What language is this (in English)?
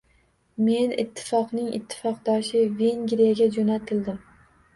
Uzbek